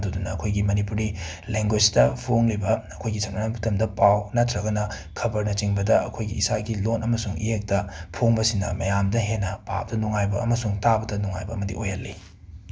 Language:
Manipuri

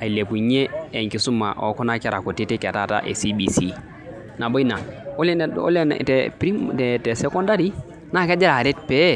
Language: Masai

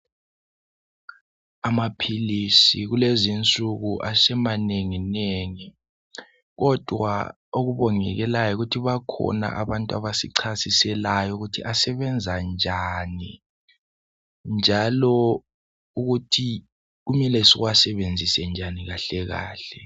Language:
North Ndebele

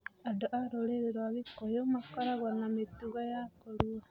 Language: Kikuyu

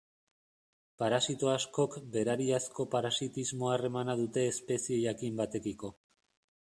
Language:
Basque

